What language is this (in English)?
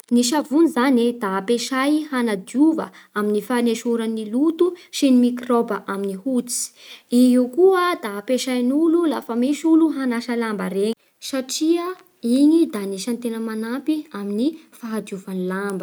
Bara Malagasy